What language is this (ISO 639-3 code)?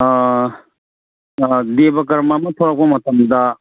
mni